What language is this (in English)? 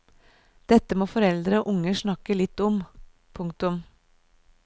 Norwegian